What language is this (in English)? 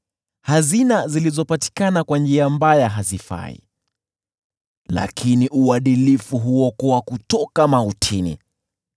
Swahili